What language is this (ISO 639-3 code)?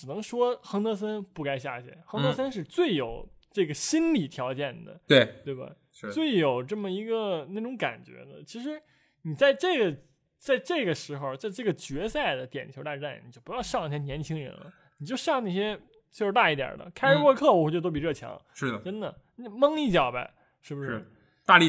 zho